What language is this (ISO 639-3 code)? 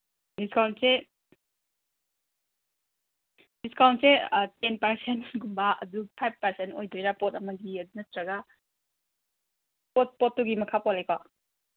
mni